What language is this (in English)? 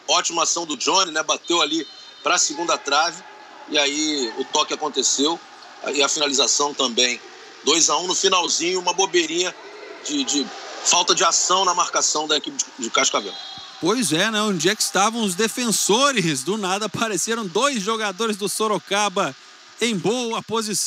Portuguese